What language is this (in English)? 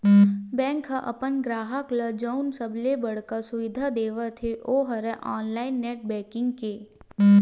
Chhattisgarhi